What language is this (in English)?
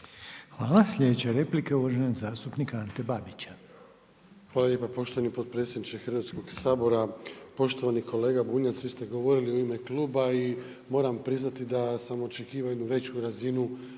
Croatian